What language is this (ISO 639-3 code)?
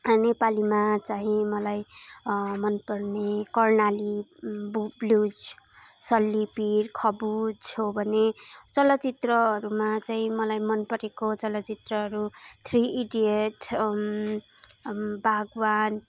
nep